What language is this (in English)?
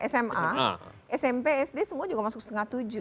Indonesian